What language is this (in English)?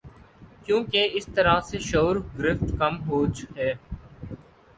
Urdu